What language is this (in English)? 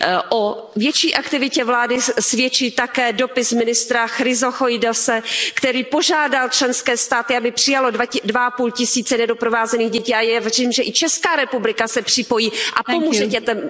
Czech